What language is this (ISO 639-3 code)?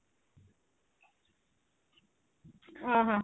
ori